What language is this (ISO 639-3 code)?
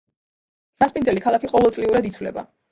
kat